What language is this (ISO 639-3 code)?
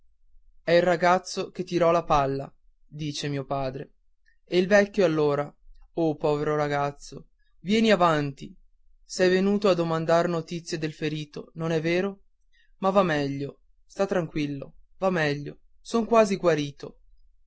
ita